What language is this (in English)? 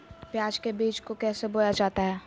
Magahi